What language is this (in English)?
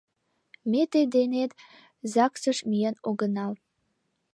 Mari